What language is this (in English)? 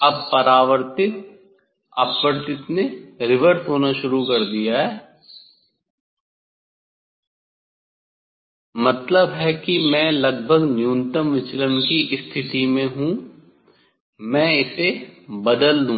Hindi